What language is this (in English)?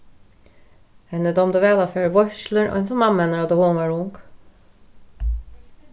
Faroese